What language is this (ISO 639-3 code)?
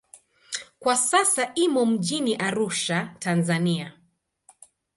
swa